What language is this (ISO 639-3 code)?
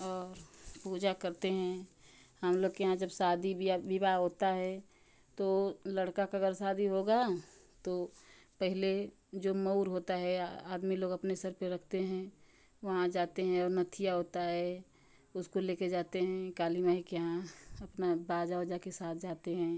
hin